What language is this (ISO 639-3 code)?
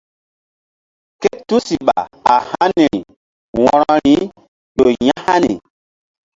mdd